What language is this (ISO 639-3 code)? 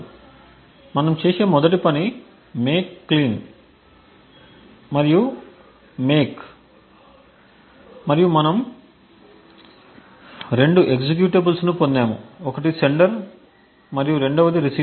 tel